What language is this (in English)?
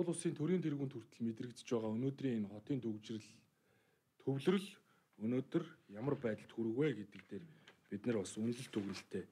Turkish